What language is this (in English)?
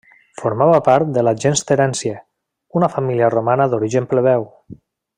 Catalan